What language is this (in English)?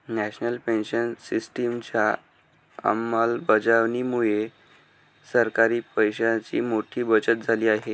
Marathi